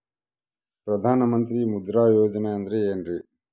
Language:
Kannada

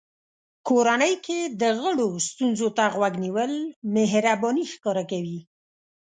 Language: Pashto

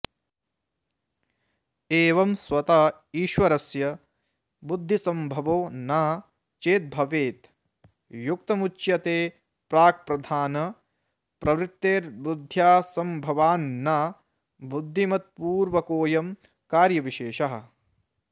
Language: Sanskrit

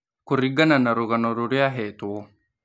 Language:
Kikuyu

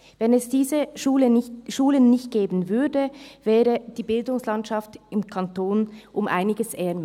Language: Swiss German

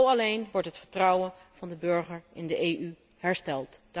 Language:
Dutch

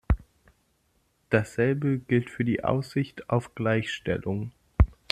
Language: German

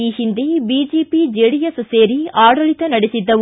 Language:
Kannada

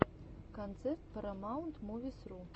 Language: Russian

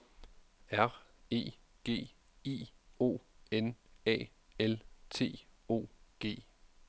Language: Danish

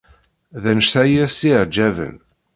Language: Kabyle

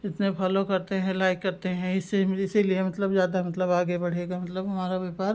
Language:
Hindi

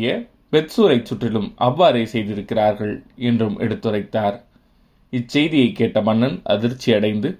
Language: Tamil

